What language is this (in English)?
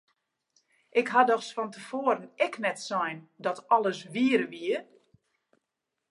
Western Frisian